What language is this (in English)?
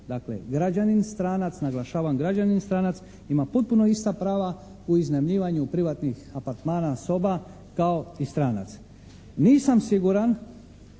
Croatian